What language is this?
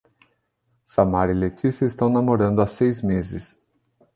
Portuguese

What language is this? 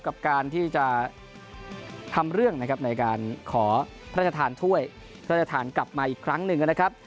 Thai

